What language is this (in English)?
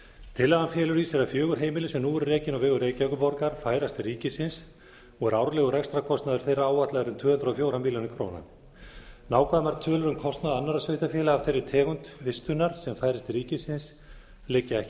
Icelandic